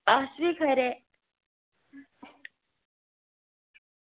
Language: Dogri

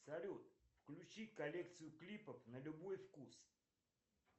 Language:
Russian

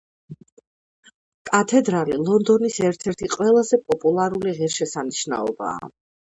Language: Georgian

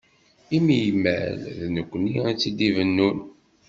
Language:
Kabyle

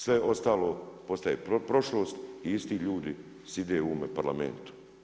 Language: Croatian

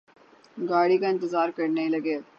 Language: Urdu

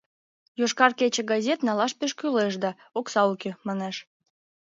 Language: Mari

